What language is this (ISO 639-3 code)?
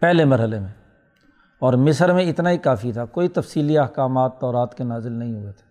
urd